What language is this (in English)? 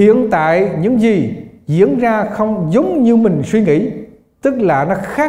Vietnamese